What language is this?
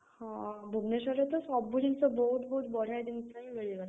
Odia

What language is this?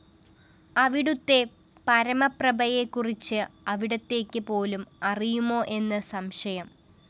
Malayalam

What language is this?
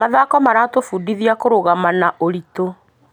Kikuyu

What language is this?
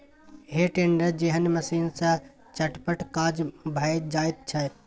Maithili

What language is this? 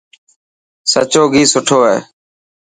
Dhatki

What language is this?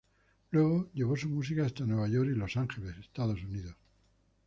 Spanish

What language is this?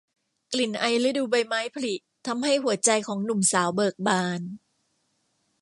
Thai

